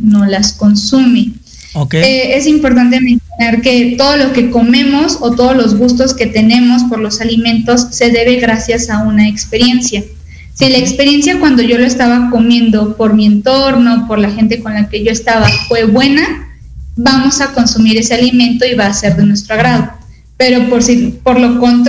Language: Spanish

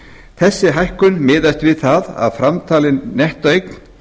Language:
Icelandic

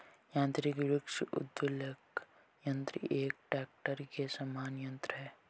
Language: Hindi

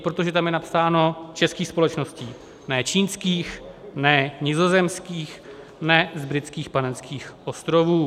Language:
Czech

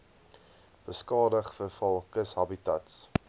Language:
Afrikaans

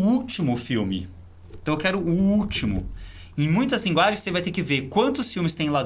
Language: Portuguese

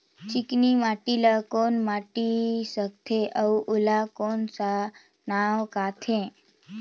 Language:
Chhattisgarhi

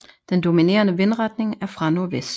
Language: Danish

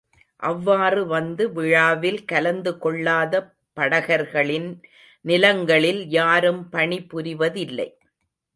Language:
Tamil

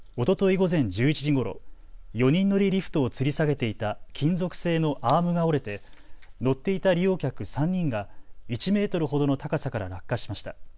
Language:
Japanese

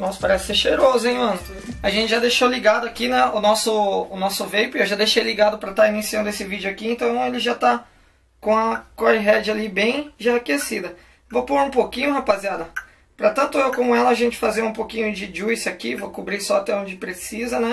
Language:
Portuguese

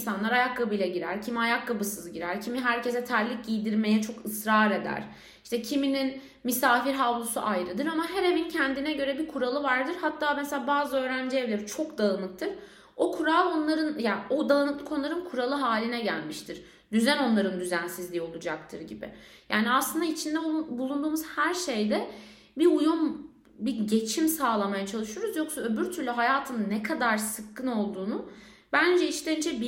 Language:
Turkish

